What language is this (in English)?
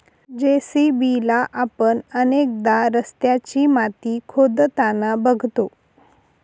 Marathi